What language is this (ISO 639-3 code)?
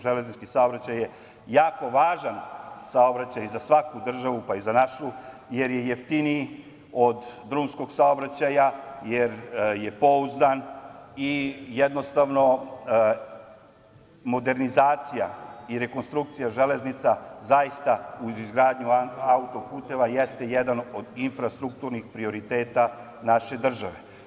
srp